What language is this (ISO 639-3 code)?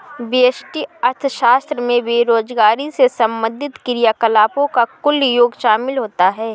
hin